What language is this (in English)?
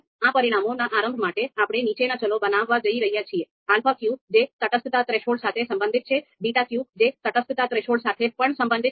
Gujarati